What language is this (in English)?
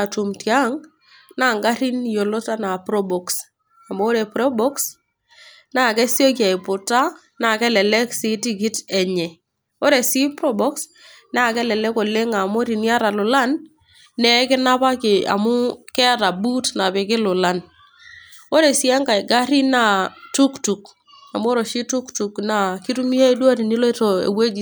Masai